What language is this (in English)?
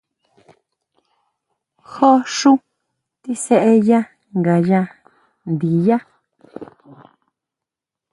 Huautla Mazatec